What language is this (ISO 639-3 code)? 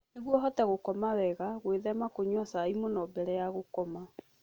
kik